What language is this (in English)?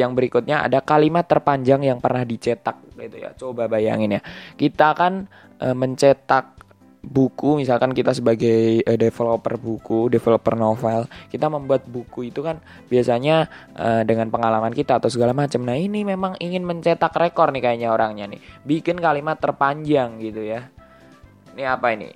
Indonesian